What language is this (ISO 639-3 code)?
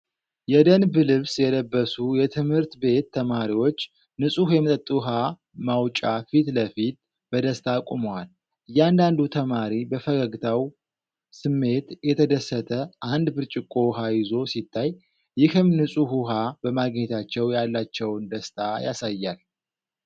amh